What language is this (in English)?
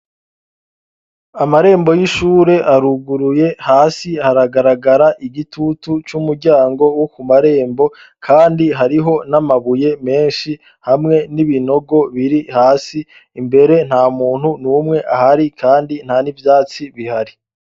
Rundi